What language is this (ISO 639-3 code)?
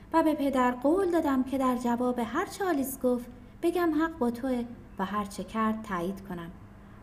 fas